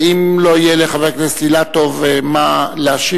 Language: Hebrew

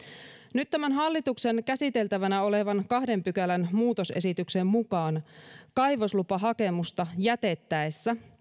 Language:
Finnish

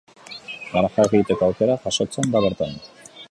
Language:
Basque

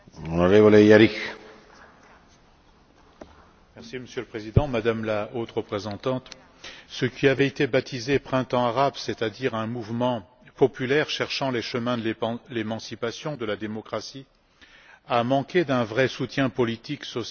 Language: French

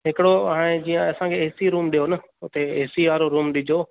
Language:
Sindhi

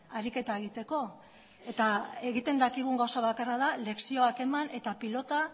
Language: Basque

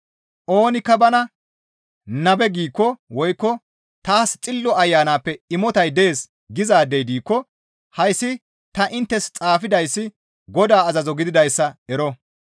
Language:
Gamo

